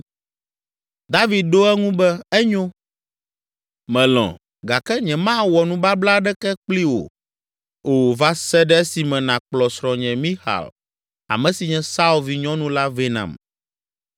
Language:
Ewe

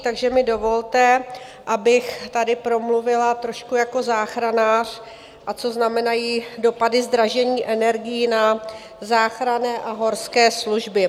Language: Czech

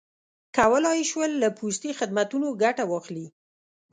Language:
Pashto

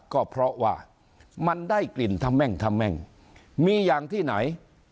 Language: Thai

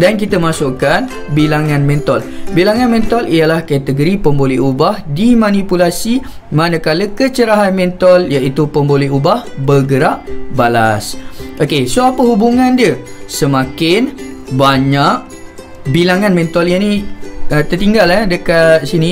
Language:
Malay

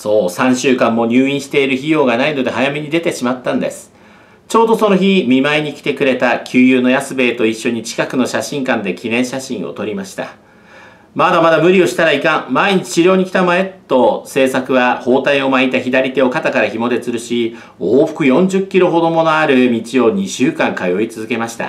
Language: Japanese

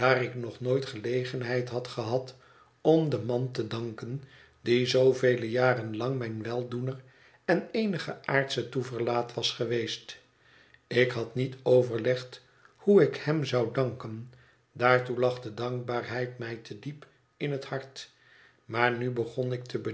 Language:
Dutch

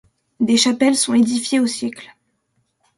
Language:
French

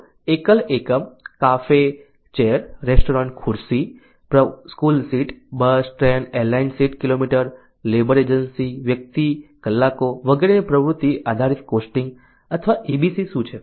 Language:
Gujarati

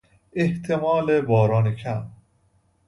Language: Persian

